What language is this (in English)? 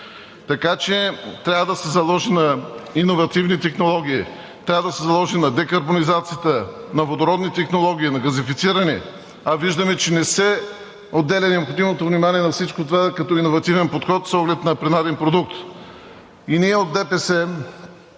Bulgarian